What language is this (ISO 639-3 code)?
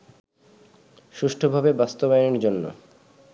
ben